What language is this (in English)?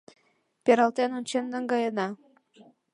Mari